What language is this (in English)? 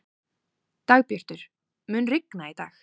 Icelandic